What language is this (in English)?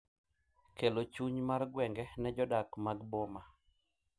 Luo (Kenya and Tanzania)